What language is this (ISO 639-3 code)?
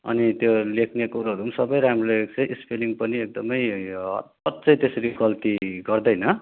nep